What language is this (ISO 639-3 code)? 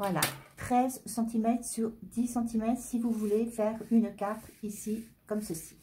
fra